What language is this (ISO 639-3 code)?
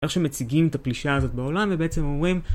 heb